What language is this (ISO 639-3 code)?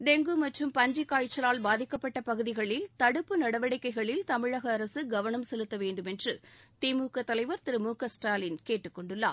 tam